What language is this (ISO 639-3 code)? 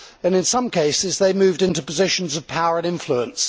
eng